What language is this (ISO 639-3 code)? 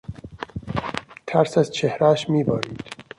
fas